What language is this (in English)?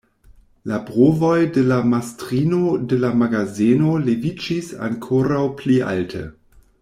Esperanto